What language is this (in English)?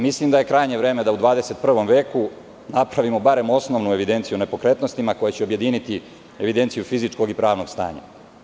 Serbian